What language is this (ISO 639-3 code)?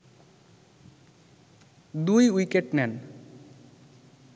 ben